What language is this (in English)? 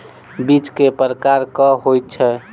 Maithili